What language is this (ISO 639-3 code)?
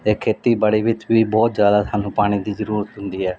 pan